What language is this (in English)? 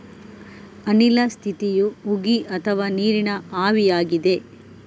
Kannada